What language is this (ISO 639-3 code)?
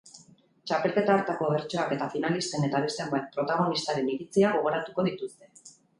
eus